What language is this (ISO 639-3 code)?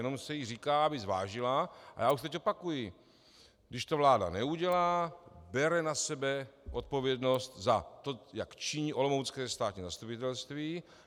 ces